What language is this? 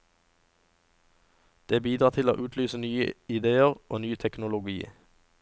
Norwegian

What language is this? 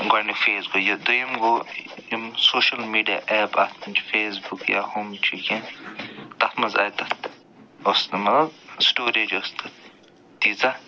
Kashmiri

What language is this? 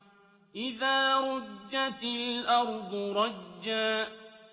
Arabic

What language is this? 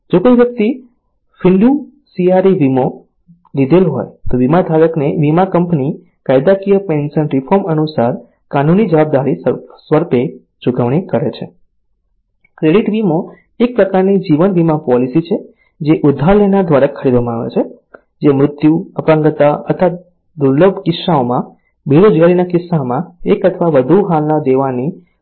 Gujarati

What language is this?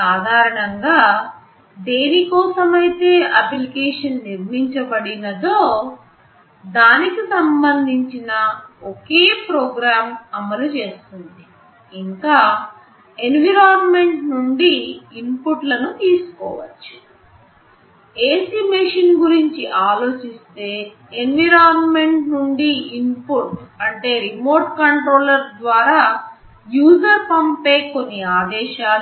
Telugu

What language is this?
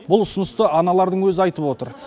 Kazakh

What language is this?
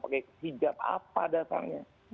Indonesian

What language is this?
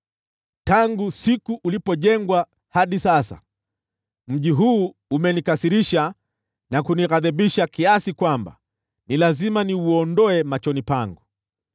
Swahili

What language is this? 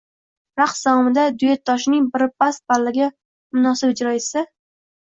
Uzbek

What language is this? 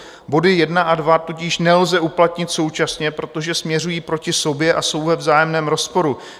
Czech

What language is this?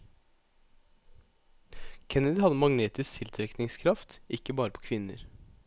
Norwegian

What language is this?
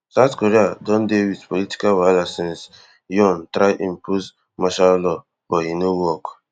Nigerian Pidgin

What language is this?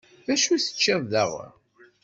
Kabyle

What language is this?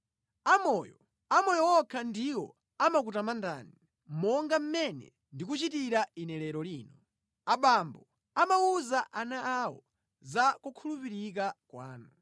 Nyanja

